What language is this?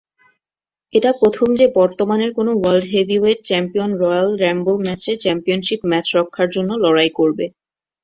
Bangla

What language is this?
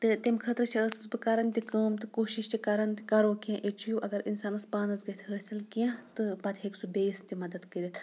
Kashmiri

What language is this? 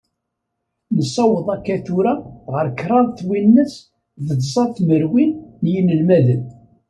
Kabyle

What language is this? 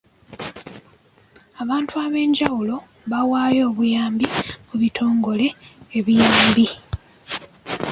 Ganda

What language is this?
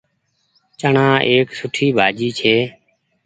Goaria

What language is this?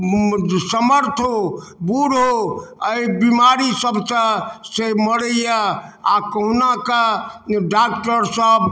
Maithili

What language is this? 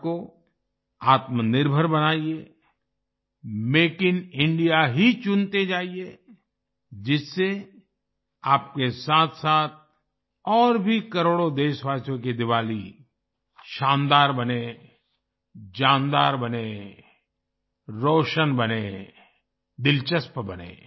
Hindi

